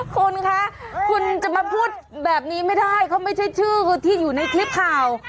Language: Thai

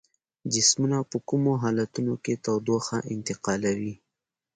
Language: Pashto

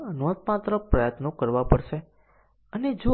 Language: Gujarati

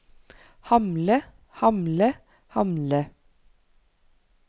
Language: Norwegian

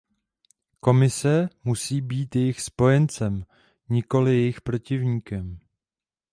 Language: Czech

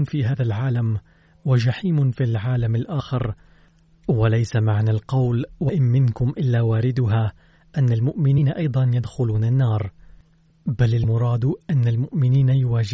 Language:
Arabic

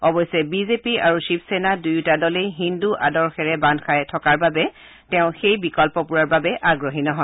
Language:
Assamese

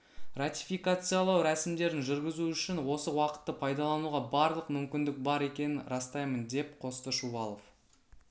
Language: Kazakh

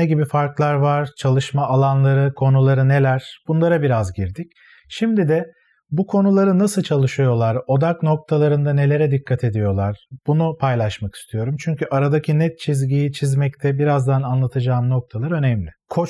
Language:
Turkish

